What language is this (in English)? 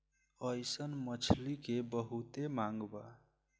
Bhojpuri